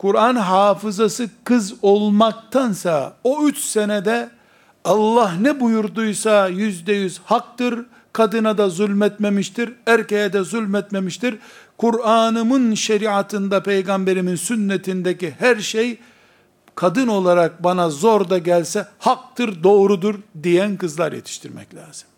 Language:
Turkish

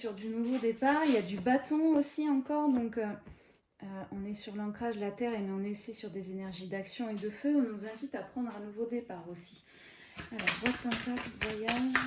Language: French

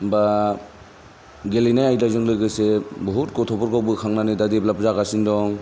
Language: Bodo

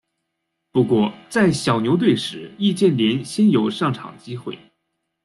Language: Chinese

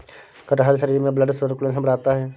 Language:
Hindi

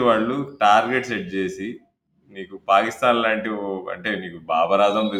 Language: Telugu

